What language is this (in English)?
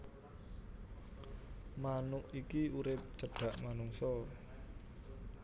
Javanese